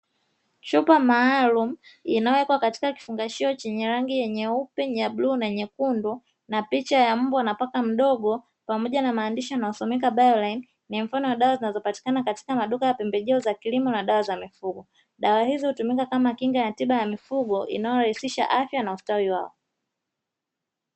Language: Swahili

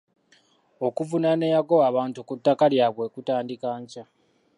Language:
Ganda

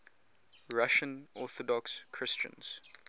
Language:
English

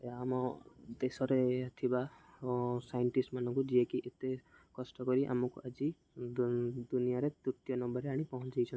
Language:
Odia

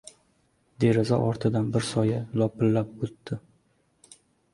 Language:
Uzbek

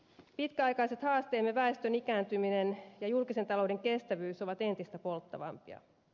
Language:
Finnish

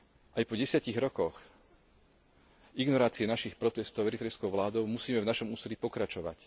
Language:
Slovak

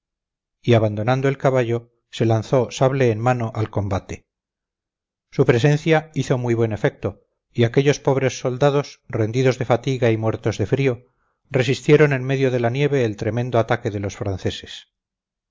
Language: Spanish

